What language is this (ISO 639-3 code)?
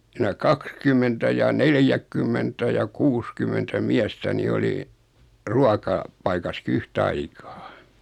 fin